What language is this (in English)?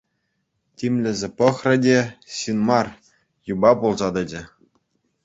Chuvash